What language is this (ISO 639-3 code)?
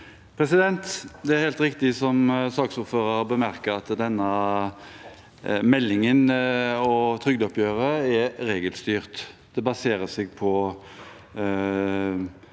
nor